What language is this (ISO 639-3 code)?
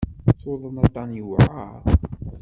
kab